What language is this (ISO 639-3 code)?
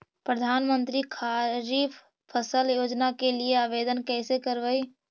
mag